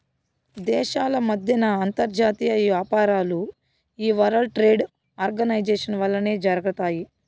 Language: Telugu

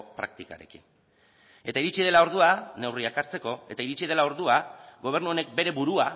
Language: Basque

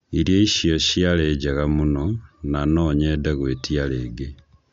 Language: Kikuyu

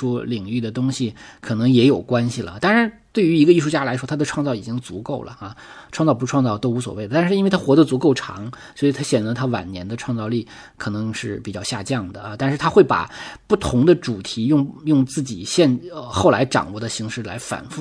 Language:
Chinese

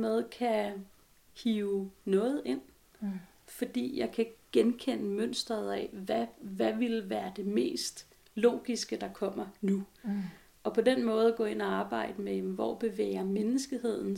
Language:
Danish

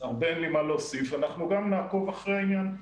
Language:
Hebrew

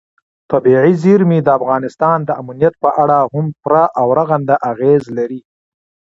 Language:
Pashto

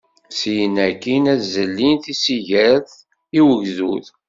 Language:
Kabyle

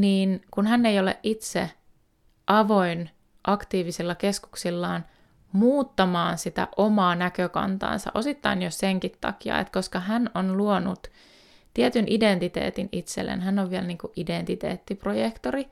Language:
Finnish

